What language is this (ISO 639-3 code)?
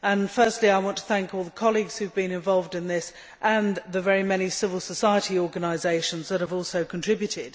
eng